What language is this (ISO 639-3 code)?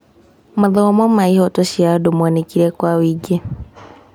kik